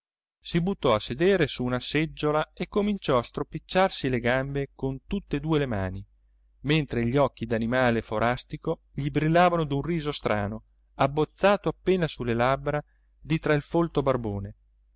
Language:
Italian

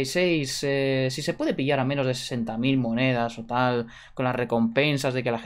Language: Spanish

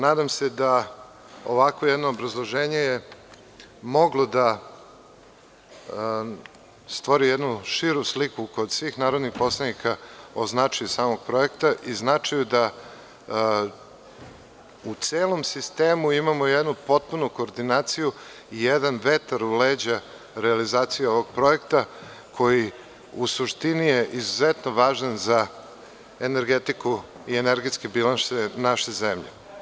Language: Serbian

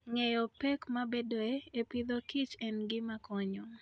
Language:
Luo (Kenya and Tanzania)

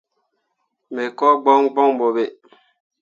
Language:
Mundang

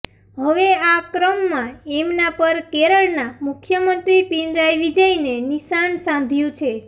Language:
Gujarati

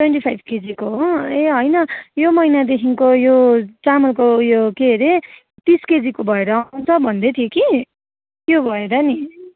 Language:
Nepali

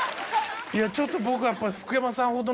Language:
Japanese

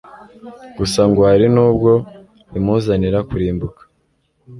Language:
Kinyarwanda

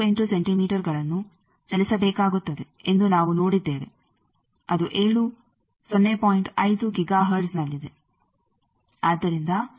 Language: Kannada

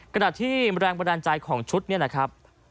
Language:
Thai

